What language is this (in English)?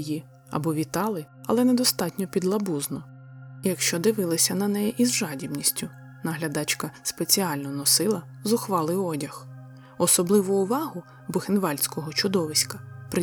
Ukrainian